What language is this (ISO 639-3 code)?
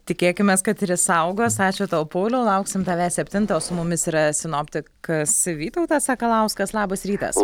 lit